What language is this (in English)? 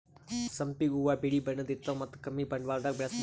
Kannada